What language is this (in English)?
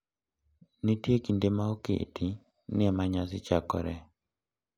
Luo (Kenya and Tanzania)